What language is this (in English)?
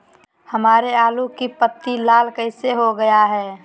Magahi